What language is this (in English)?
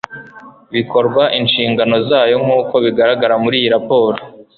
Kinyarwanda